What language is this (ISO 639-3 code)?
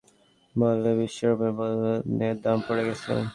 ben